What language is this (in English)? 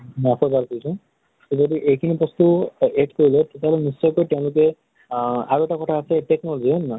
Assamese